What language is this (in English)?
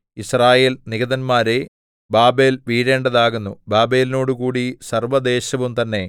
Malayalam